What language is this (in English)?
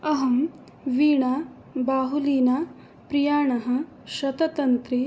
Sanskrit